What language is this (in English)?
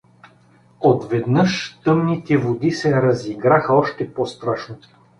Bulgarian